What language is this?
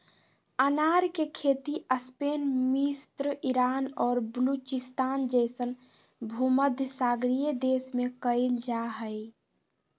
Magahi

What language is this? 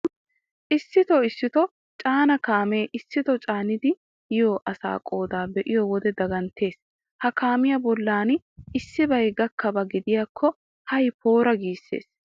Wolaytta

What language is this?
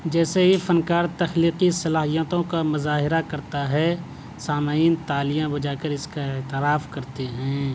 Urdu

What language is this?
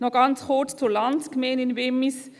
Swiss German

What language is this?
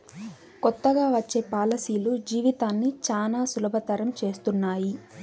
Telugu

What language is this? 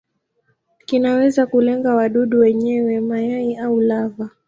Swahili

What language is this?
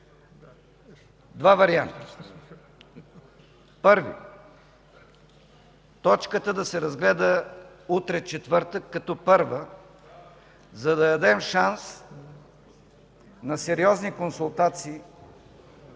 Bulgarian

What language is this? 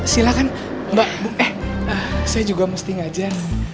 Indonesian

